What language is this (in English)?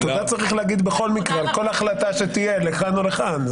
Hebrew